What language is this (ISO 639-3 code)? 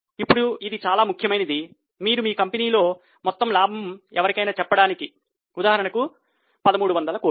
tel